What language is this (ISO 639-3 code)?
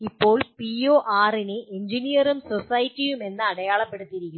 mal